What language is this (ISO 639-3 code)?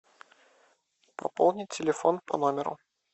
rus